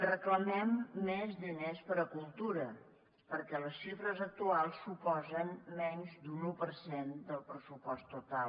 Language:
Catalan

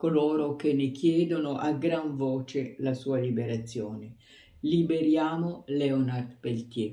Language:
Italian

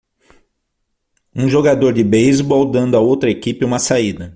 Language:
Portuguese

